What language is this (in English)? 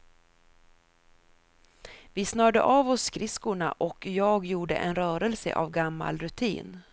Swedish